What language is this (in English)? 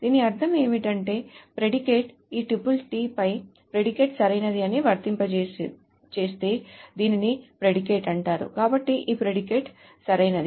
Telugu